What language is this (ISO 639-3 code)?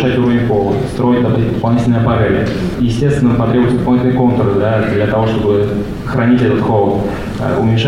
rus